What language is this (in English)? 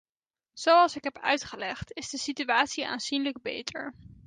Dutch